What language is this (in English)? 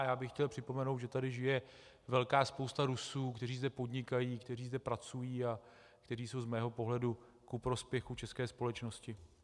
Czech